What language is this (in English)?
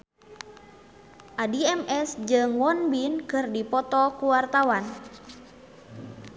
Sundanese